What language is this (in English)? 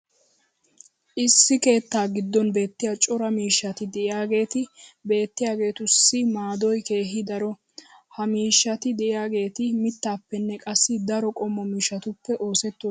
Wolaytta